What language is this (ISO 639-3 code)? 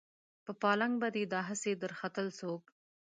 pus